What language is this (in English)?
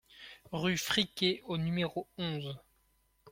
French